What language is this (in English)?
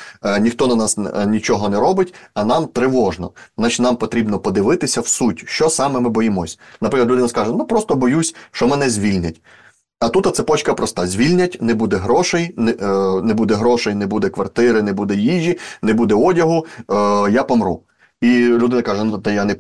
Ukrainian